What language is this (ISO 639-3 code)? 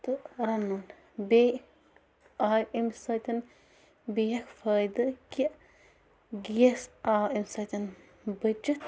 kas